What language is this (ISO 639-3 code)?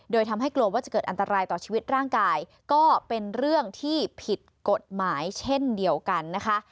tha